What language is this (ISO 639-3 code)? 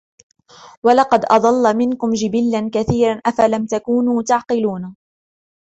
ara